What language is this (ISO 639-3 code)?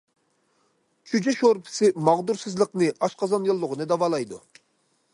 uig